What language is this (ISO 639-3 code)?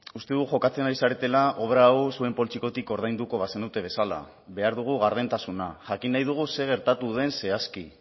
eus